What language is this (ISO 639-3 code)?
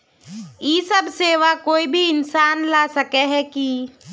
mag